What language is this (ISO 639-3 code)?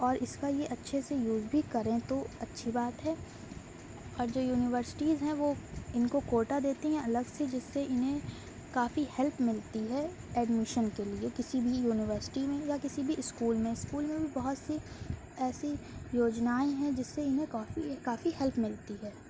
urd